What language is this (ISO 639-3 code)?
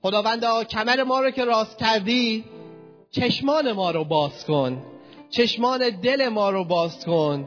fas